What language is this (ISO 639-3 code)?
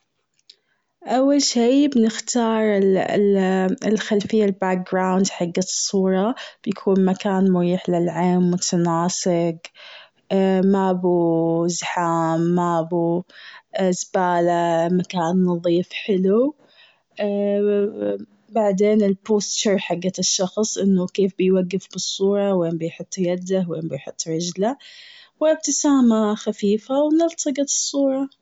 afb